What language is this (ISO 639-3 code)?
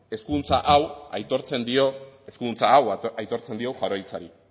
eus